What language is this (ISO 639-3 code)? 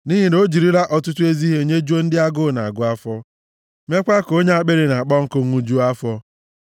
ibo